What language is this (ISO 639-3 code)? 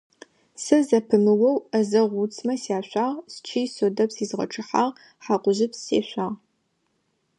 ady